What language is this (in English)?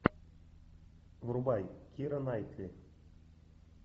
Russian